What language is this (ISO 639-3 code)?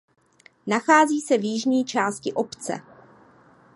ces